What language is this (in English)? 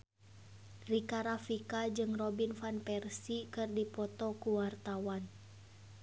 Sundanese